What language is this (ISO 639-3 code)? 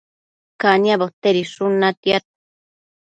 mcf